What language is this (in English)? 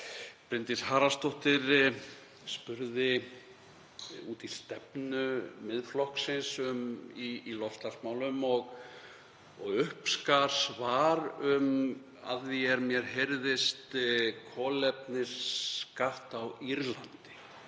Icelandic